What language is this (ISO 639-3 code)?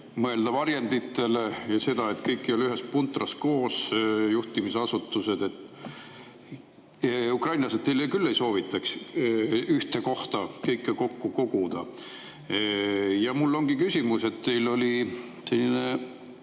est